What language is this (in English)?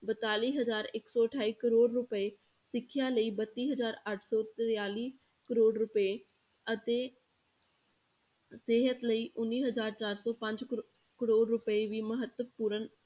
Punjabi